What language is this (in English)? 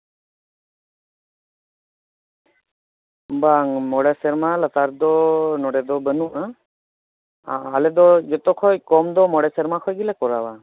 Santali